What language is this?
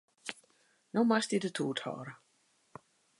Western Frisian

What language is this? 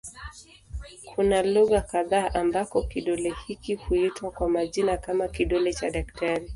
Swahili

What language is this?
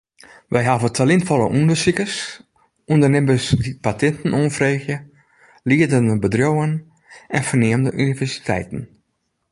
Western Frisian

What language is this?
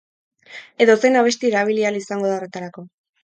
Basque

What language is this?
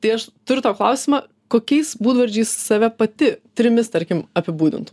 Lithuanian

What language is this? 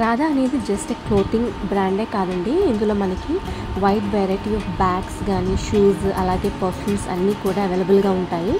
Telugu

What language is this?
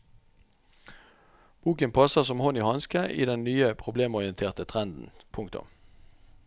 Norwegian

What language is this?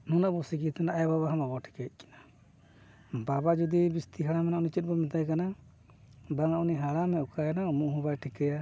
Santali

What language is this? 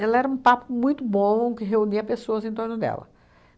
Portuguese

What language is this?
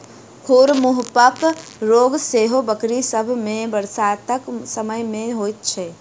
Maithili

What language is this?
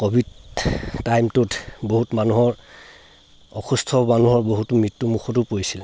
Assamese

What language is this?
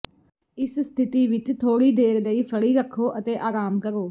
Punjabi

